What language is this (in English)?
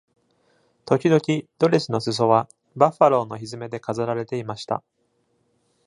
Japanese